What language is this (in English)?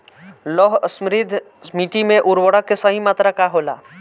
Bhojpuri